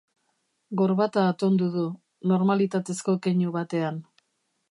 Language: Basque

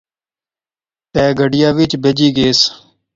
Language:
Pahari-Potwari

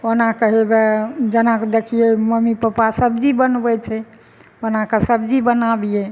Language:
Maithili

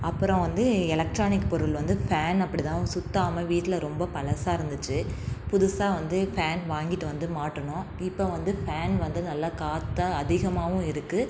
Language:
Tamil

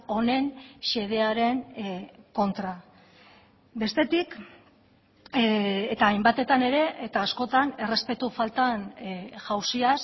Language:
Basque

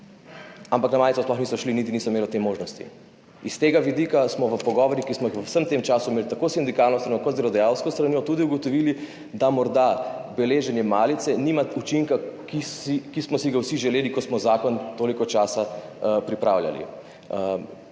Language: Slovenian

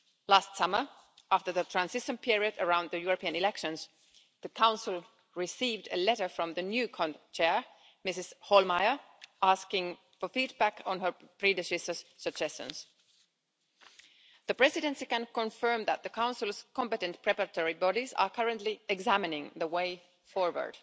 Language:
English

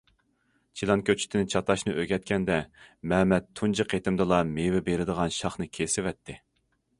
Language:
Uyghur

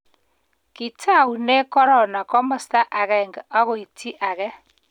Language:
Kalenjin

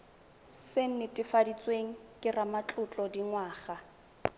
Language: Tswana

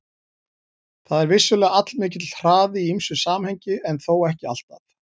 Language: Icelandic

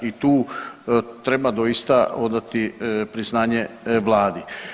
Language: Croatian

